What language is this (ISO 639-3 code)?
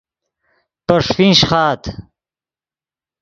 ydg